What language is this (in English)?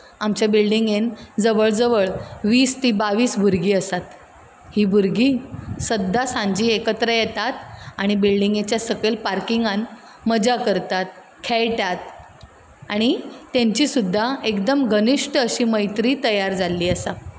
Konkani